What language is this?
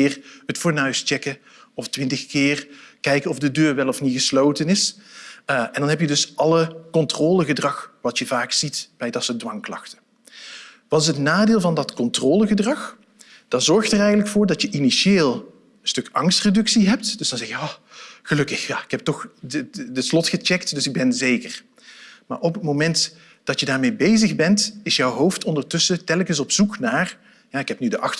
Dutch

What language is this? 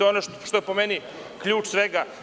Serbian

